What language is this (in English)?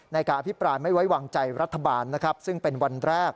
Thai